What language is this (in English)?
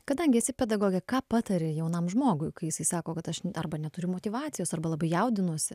Lithuanian